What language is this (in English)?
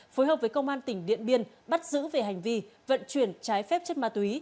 Vietnamese